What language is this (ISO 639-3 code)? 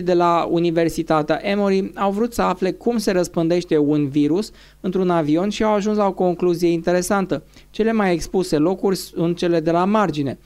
ron